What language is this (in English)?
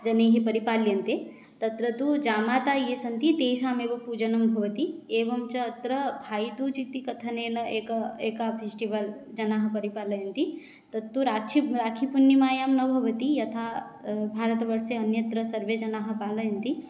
Sanskrit